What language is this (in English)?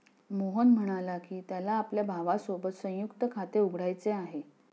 Marathi